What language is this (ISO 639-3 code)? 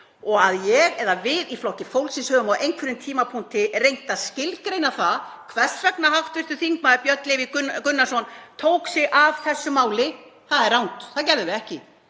isl